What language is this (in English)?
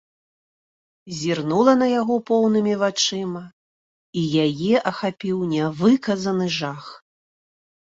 Belarusian